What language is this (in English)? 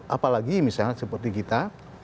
Indonesian